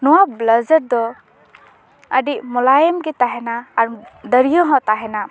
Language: Santali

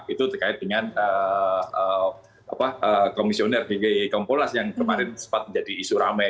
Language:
Indonesian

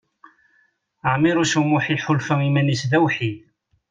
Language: Kabyle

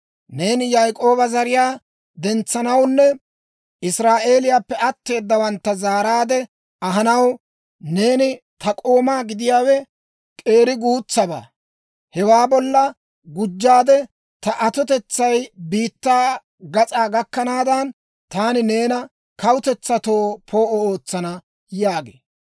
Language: Dawro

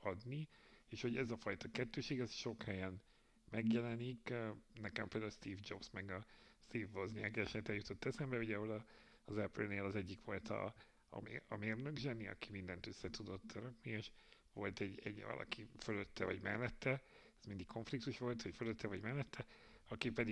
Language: Hungarian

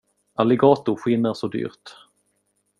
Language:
Swedish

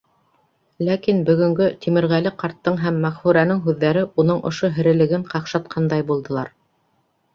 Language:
Bashkir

